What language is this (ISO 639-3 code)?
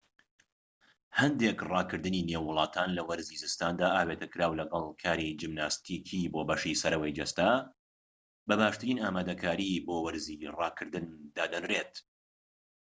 ckb